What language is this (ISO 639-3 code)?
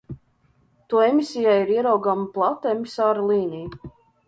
lav